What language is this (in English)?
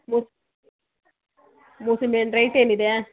Kannada